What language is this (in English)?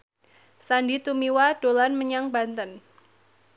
Javanese